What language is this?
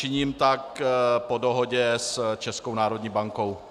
Czech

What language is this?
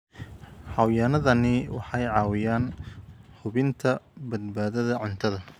Somali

